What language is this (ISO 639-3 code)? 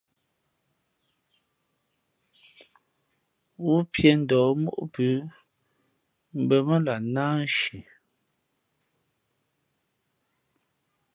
fmp